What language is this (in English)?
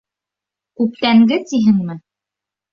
Bashkir